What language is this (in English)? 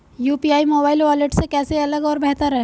Hindi